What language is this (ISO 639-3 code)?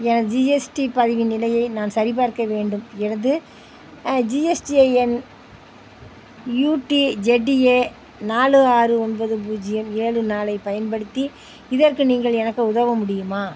tam